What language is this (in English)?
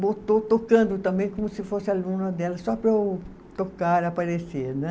Portuguese